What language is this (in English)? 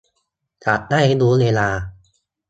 Thai